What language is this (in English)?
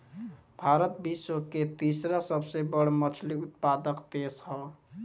Bhojpuri